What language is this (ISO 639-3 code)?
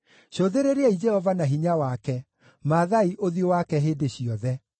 kik